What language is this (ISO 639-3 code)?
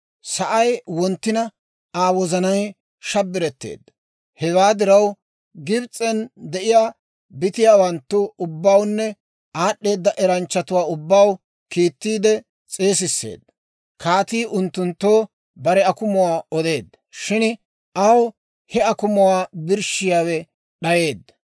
dwr